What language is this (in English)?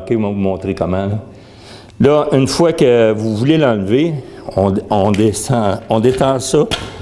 French